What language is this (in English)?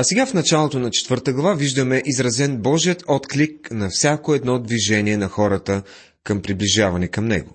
Bulgarian